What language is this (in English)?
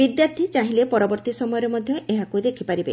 Odia